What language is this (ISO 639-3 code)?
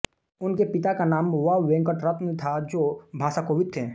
hin